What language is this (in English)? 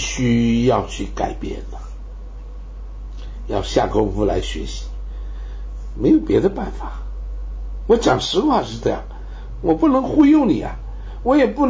Chinese